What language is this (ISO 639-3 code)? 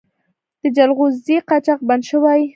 pus